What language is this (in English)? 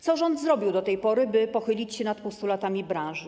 Polish